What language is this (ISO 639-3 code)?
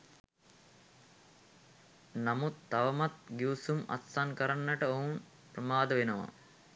sin